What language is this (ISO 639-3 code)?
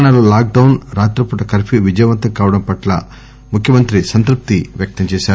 tel